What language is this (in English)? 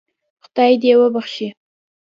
Pashto